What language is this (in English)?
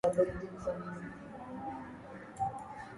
Swahili